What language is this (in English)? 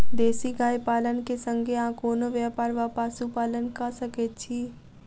Maithili